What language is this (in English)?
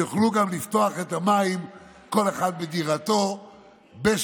Hebrew